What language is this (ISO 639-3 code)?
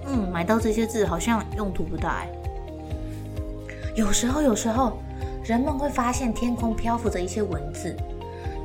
zho